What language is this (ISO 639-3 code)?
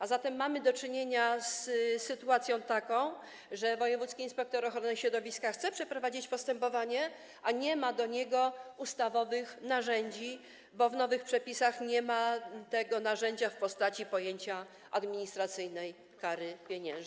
pol